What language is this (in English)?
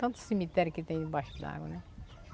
Portuguese